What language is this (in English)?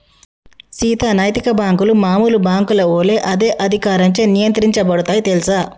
Telugu